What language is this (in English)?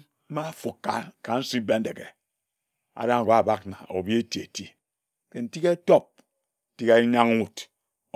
Ejagham